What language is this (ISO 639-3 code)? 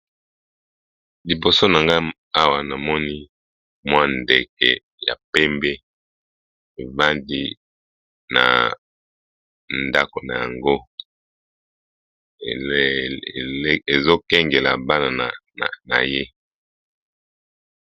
lin